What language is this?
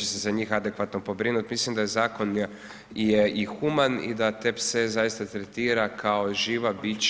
Croatian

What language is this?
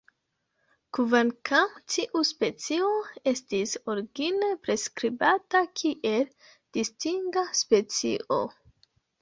Esperanto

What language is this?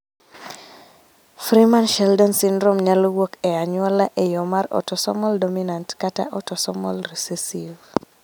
Luo (Kenya and Tanzania)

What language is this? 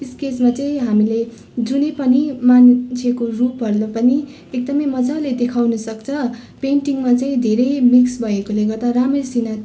Nepali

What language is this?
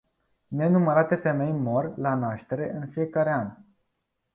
Romanian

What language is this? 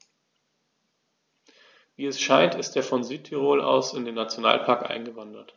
German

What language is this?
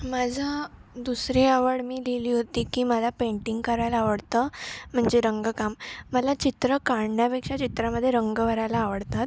Marathi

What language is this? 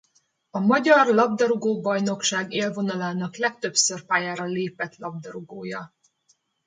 Hungarian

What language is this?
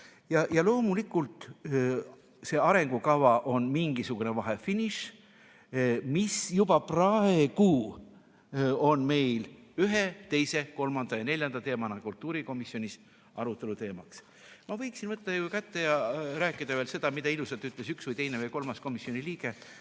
Estonian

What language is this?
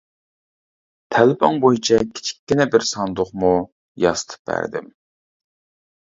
Uyghur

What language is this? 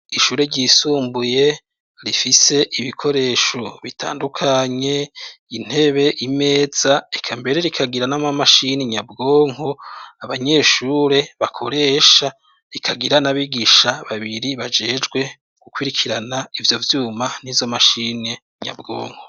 Rundi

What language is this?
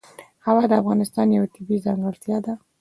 Pashto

